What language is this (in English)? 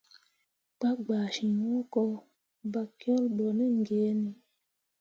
Mundang